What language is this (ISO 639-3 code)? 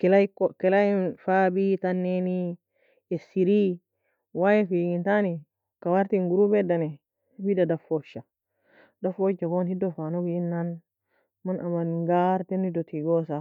fia